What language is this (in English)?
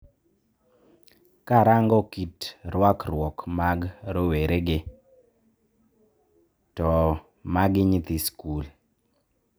Luo (Kenya and Tanzania)